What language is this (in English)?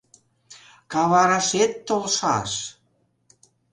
Mari